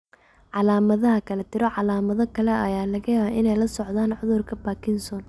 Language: Somali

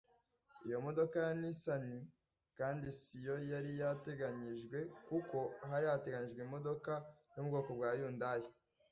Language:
Kinyarwanda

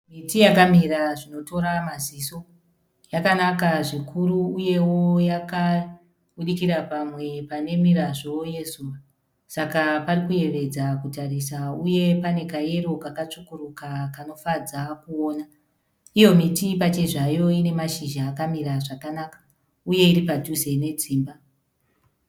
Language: Shona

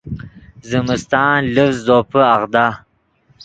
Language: Yidgha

